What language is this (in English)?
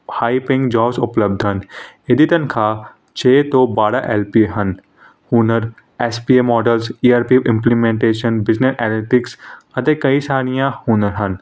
Punjabi